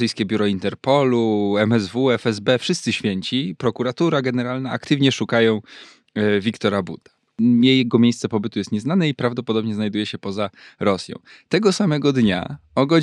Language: Polish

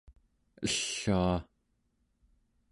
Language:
Central Yupik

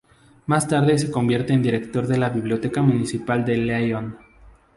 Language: Spanish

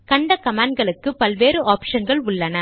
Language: Tamil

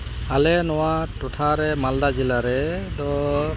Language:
Santali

